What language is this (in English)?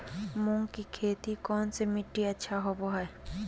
Magahi